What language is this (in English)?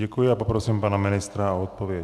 Czech